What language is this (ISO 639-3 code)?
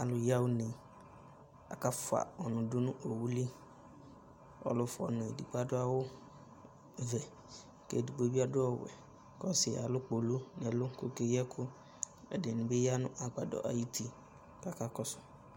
kpo